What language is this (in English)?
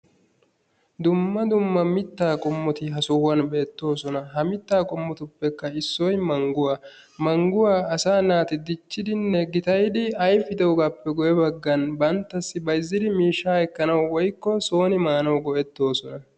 Wolaytta